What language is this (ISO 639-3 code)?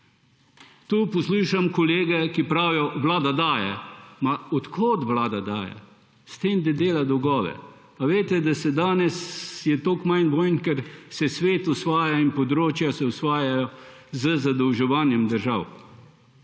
slv